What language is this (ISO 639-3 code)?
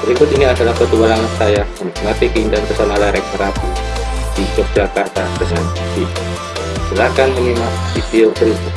ind